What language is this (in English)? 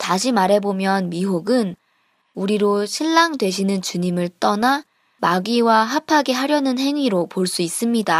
Korean